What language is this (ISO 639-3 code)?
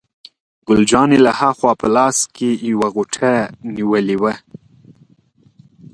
pus